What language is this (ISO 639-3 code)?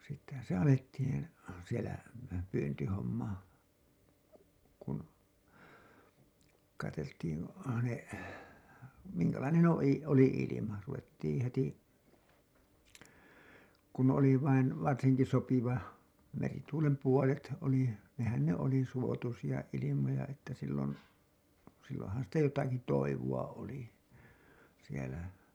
fin